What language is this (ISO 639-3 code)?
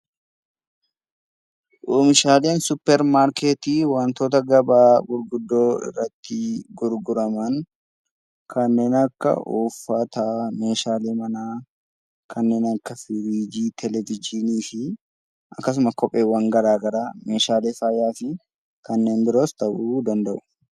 orm